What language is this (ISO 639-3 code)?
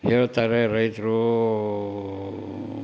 kan